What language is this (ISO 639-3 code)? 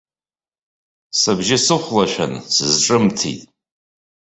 abk